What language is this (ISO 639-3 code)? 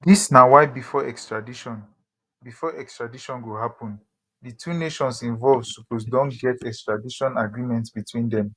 pcm